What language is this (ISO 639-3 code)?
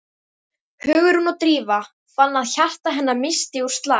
isl